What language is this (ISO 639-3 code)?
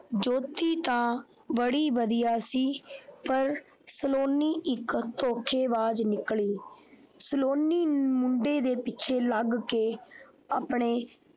pan